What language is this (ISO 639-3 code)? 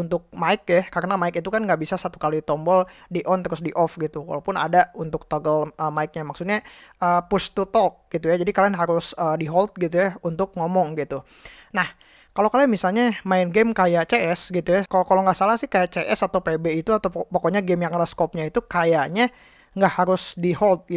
ind